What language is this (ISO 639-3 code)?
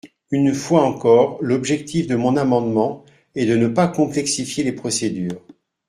fra